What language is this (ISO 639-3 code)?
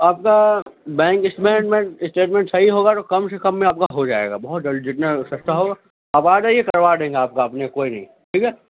urd